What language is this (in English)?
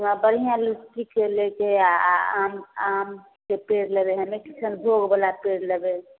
Maithili